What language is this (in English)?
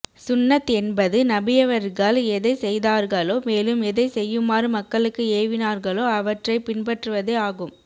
Tamil